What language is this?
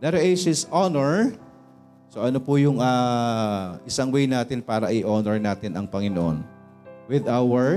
Filipino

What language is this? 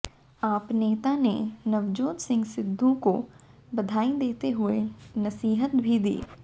Hindi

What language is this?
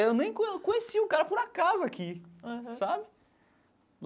Portuguese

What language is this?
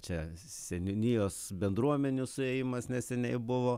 Lithuanian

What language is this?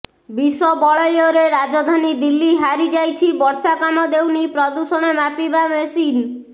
Odia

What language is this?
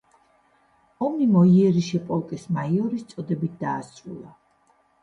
Georgian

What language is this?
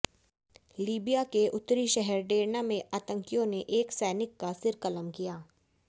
Hindi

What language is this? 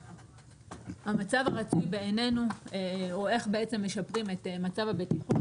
Hebrew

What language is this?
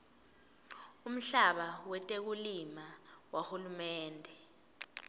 Swati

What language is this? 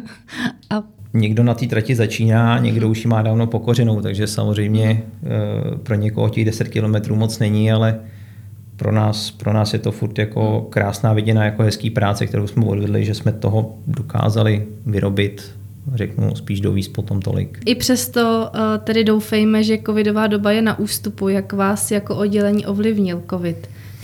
Czech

